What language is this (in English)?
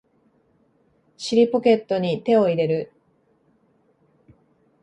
Japanese